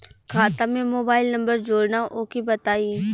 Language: Bhojpuri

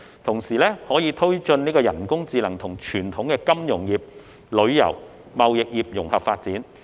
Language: Cantonese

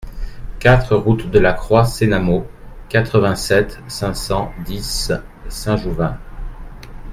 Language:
French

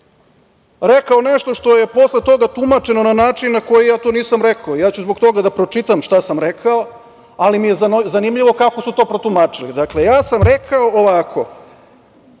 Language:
Serbian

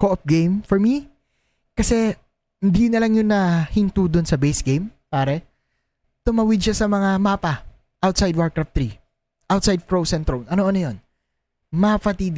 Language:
Filipino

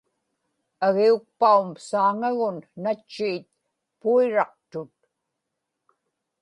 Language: Inupiaq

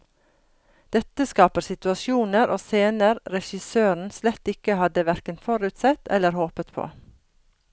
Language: Norwegian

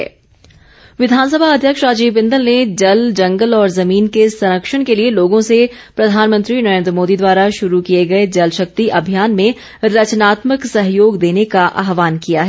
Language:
Hindi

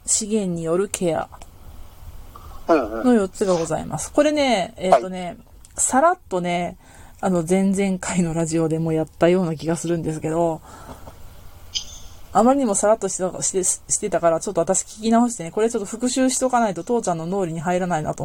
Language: Japanese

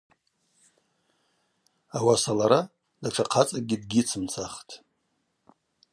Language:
Abaza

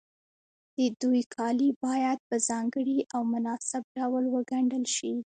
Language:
Pashto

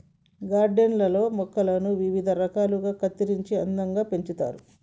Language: Telugu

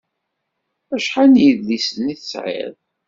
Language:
Kabyle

